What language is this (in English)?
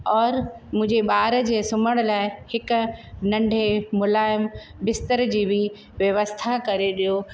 Sindhi